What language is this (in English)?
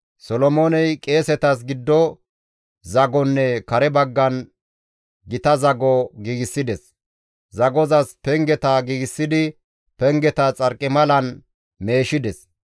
Gamo